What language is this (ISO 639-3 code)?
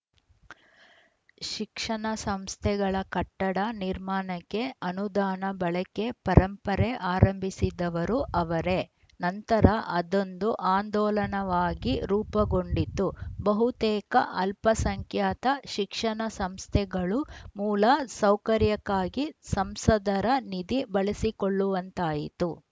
kan